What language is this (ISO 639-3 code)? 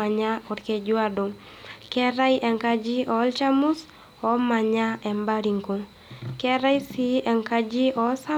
mas